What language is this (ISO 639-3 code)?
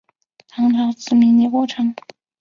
zho